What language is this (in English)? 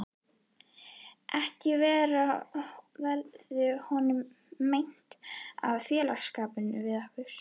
Icelandic